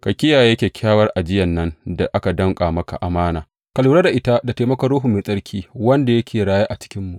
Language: Hausa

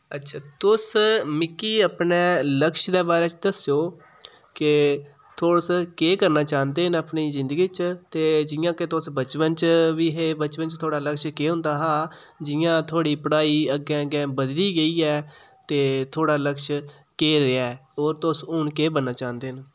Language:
Dogri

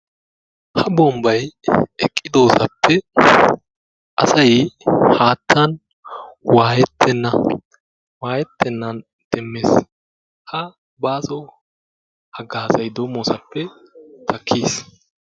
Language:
Wolaytta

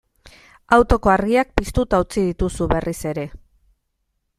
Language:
Basque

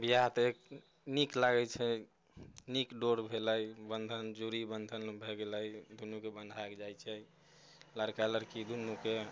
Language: Maithili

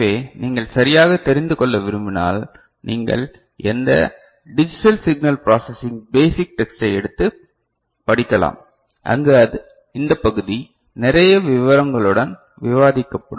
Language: Tamil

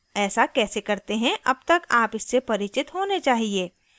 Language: Hindi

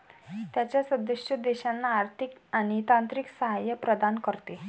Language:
Marathi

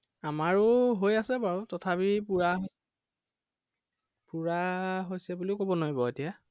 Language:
Assamese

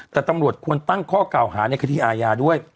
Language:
Thai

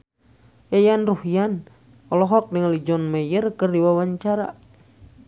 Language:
Sundanese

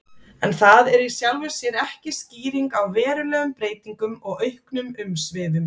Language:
Icelandic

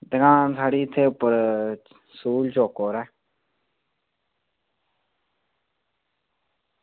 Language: Dogri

